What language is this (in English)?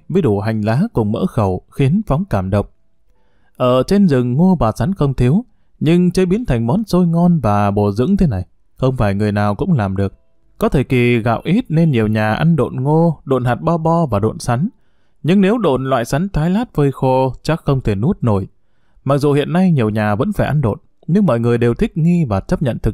Vietnamese